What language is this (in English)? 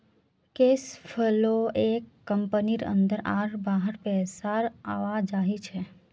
Magahi